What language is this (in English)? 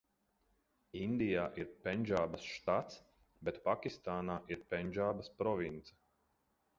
Latvian